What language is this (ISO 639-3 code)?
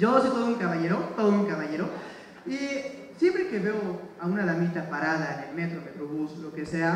spa